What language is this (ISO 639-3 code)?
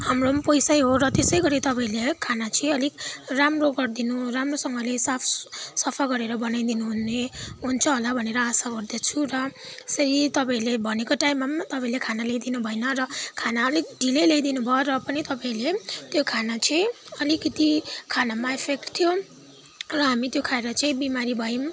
nep